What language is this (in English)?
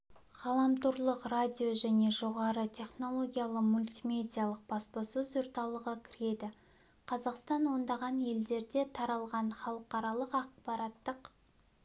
Kazakh